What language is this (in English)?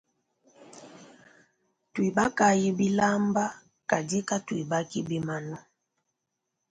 Luba-Lulua